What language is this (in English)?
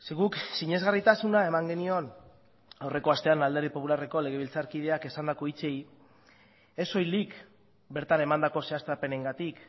Basque